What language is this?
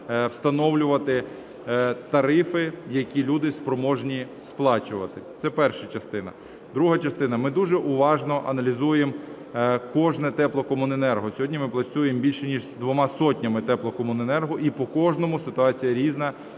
Ukrainian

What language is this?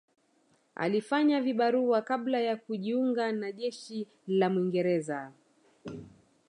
Swahili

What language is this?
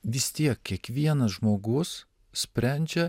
Lithuanian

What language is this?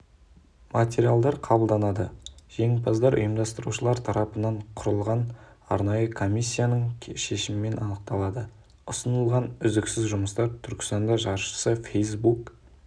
Kazakh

